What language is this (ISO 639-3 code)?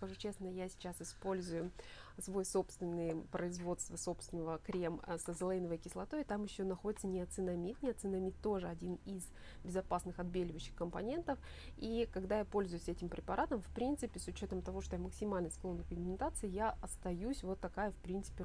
rus